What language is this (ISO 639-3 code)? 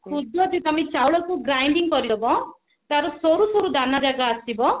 ori